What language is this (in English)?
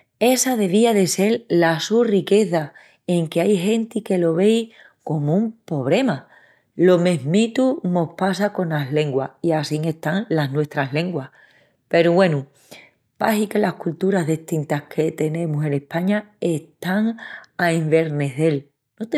Extremaduran